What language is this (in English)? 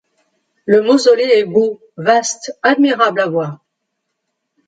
French